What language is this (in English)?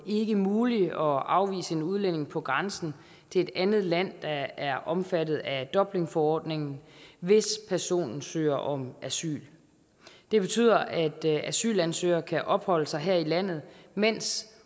Danish